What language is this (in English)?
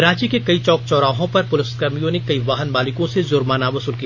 Hindi